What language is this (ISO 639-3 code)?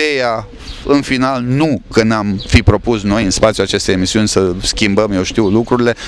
ron